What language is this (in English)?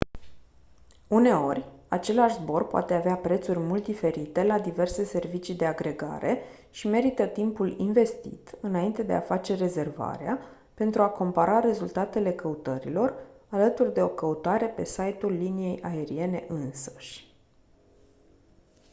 Romanian